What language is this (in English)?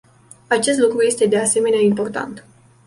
Romanian